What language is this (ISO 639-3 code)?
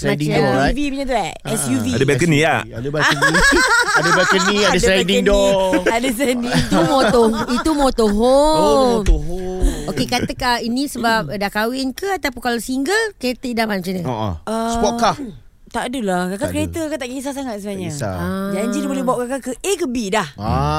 msa